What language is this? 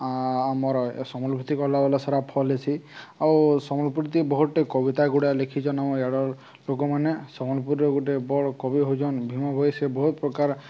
Odia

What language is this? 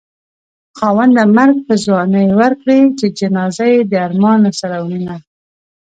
Pashto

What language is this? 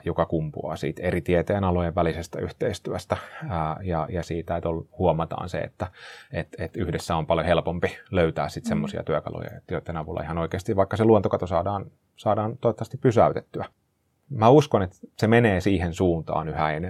Finnish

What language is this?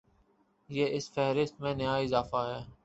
Urdu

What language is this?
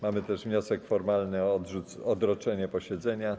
Polish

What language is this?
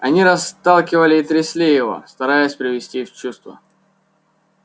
Russian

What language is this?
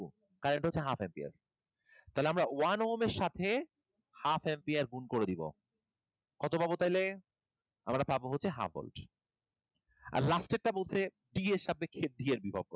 Bangla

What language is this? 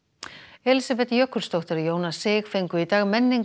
Icelandic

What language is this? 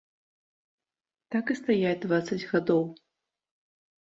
Belarusian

